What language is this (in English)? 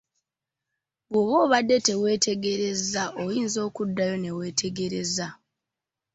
Ganda